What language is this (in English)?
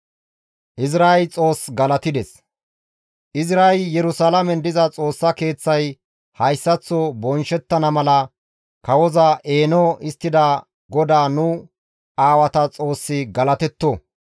Gamo